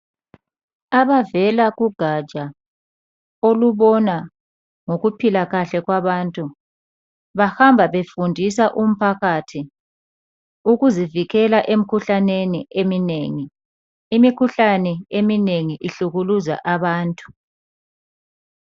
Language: North Ndebele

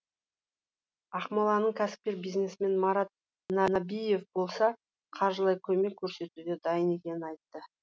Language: Kazakh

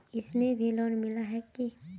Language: Magahi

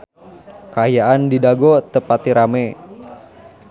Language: Sundanese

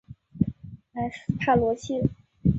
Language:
Chinese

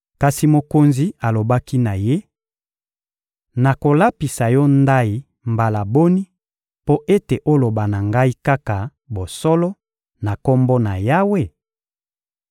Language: Lingala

